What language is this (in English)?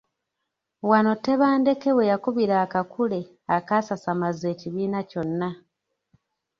Ganda